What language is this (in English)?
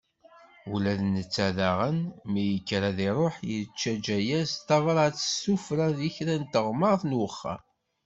Kabyle